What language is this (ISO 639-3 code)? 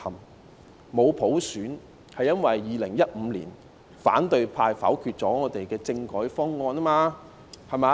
yue